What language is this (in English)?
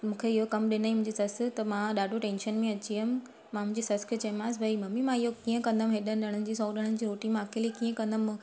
Sindhi